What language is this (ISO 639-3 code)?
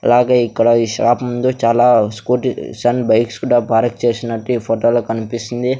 tel